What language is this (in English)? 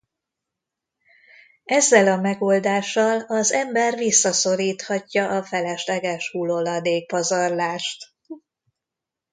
Hungarian